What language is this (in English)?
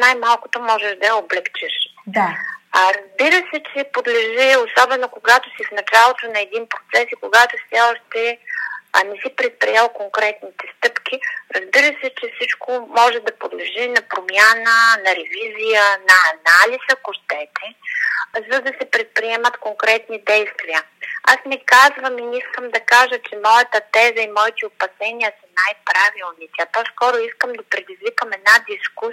Bulgarian